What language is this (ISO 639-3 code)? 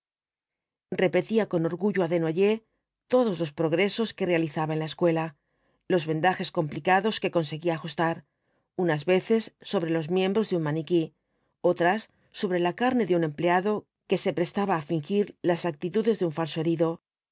spa